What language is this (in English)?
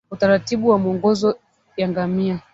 Swahili